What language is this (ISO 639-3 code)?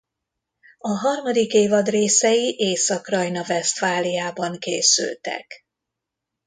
hun